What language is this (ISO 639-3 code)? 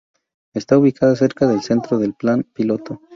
spa